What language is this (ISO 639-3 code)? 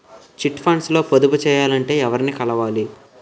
tel